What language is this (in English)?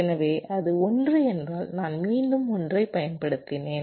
Tamil